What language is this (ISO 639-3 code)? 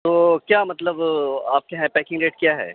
urd